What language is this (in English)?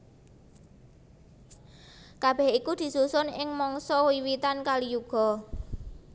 Javanese